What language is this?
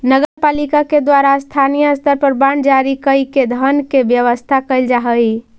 Magahi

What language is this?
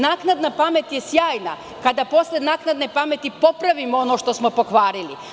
Serbian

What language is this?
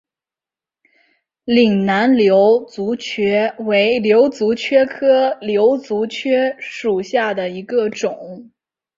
Chinese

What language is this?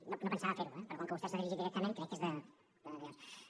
Catalan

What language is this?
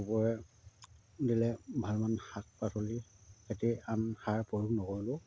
Assamese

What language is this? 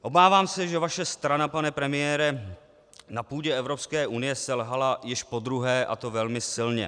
Czech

